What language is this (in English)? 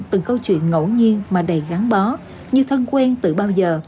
Vietnamese